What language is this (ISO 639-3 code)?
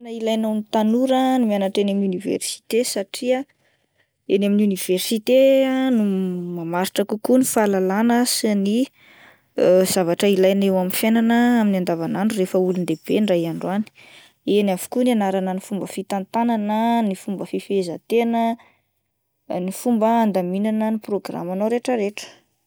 mlg